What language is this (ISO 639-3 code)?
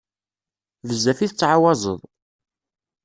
kab